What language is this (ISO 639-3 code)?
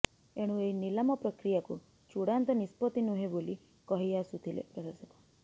ori